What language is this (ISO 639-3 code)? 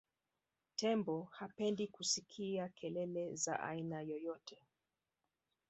swa